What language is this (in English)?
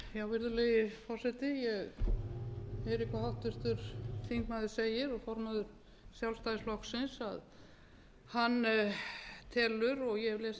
Icelandic